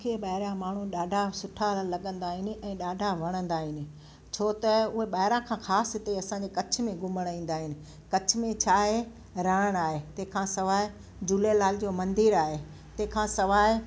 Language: Sindhi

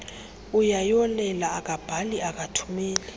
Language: Xhosa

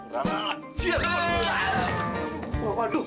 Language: Indonesian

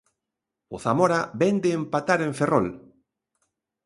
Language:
Galician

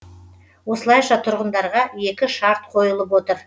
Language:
Kazakh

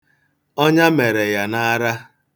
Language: Igbo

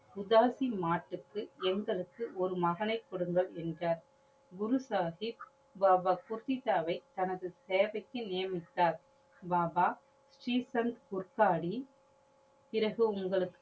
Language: Tamil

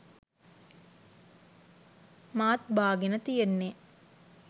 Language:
Sinhala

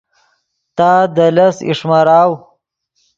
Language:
Yidgha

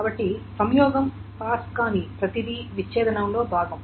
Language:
Telugu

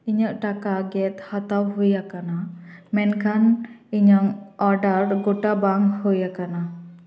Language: Santali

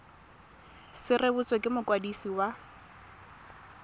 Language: Tswana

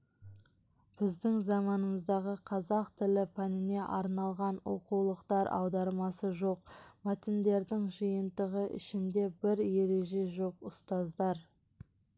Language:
Kazakh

